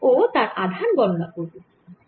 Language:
Bangla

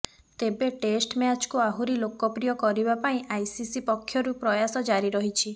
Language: Odia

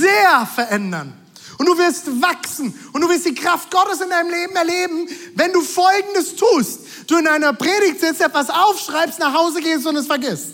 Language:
German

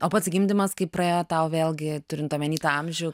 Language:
Lithuanian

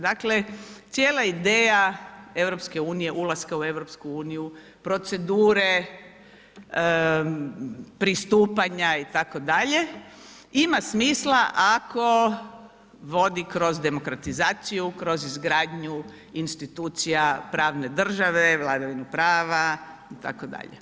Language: Croatian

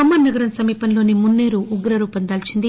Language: Telugu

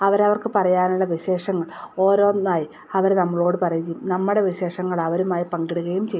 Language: Malayalam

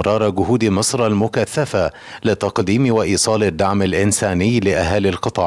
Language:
Arabic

